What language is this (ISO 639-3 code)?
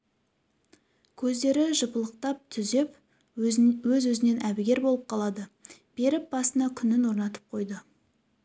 kaz